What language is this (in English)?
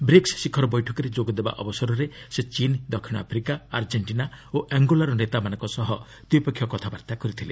Odia